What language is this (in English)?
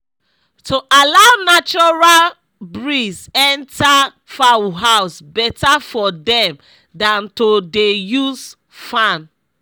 Nigerian Pidgin